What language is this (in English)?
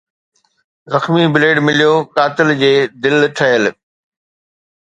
Sindhi